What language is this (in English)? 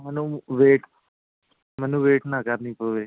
Punjabi